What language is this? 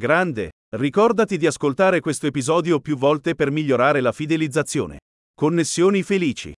Italian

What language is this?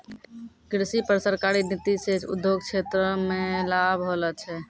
Maithili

